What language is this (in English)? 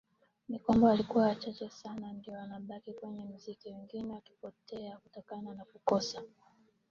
Swahili